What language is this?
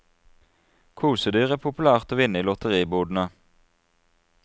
Norwegian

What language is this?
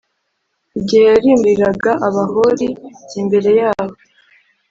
Kinyarwanda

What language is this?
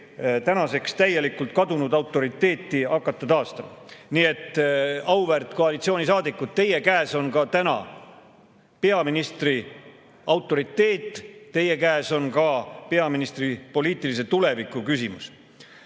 Estonian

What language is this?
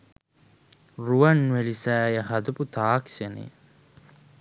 Sinhala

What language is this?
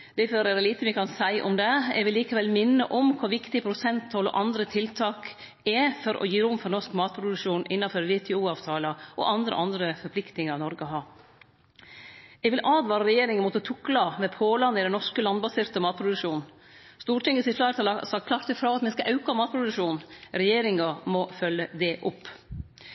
Norwegian Nynorsk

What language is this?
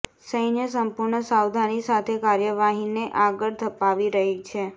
Gujarati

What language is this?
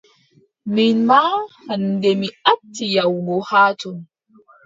Adamawa Fulfulde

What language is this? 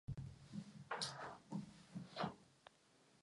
Czech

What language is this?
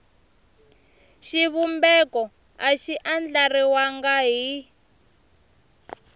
Tsonga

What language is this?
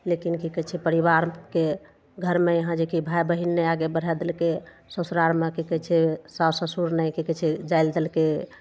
Maithili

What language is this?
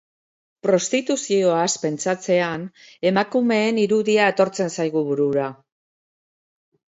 Basque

